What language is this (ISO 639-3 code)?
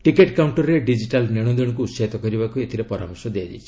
ori